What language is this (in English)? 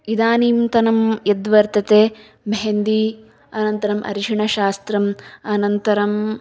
Sanskrit